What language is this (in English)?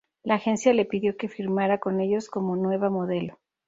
Spanish